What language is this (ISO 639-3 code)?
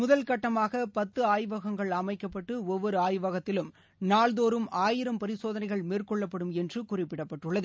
tam